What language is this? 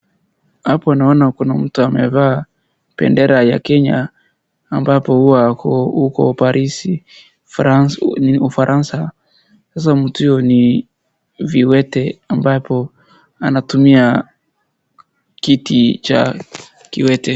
Swahili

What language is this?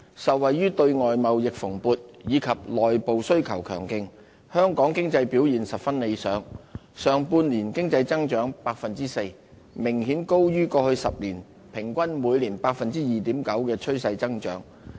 Cantonese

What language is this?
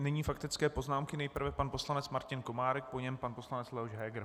Czech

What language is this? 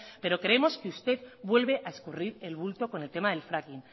Spanish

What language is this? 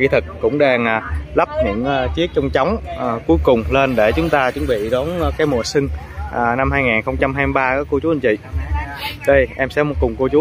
Vietnamese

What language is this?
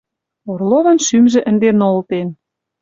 Western Mari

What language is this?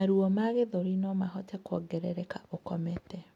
Kikuyu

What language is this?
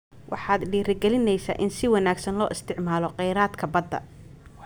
Somali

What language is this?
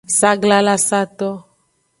Aja (Benin)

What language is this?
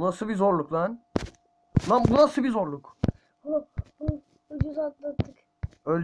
Turkish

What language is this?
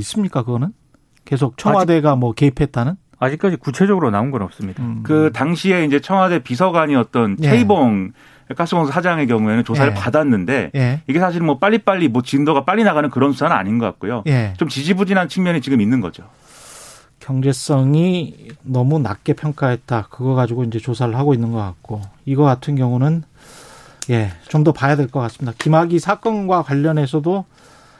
Korean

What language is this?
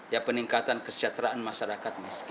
Indonesian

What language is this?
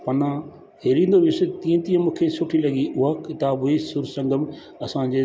Sindhi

